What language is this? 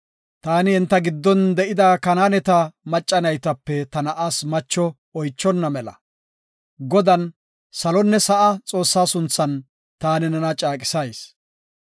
Gofa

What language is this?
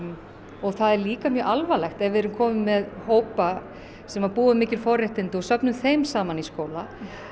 Icelandic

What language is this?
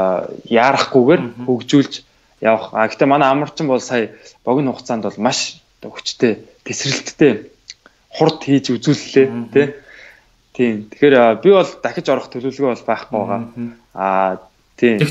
Dutch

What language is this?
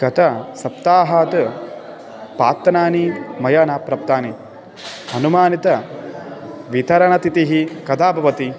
Sanskrit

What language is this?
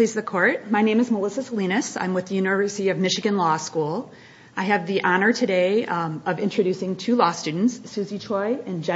English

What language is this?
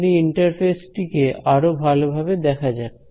Bangla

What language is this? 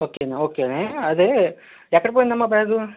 Telugu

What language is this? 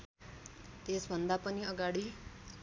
Nepali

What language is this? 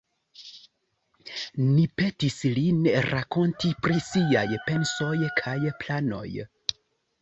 Esperanto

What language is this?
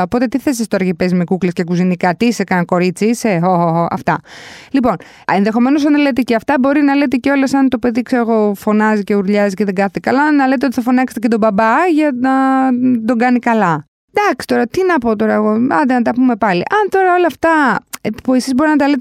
Greek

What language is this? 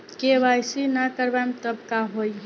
Bhojpuri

